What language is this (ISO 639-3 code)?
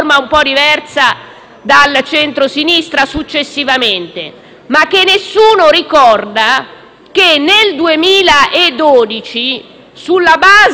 ita